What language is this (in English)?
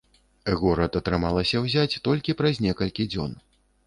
Belarusian